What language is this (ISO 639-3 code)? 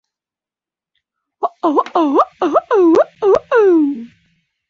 ben